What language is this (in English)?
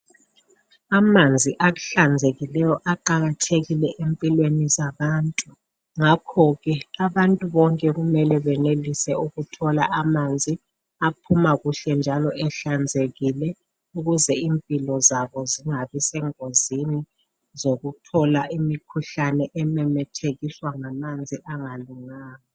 North Ndebele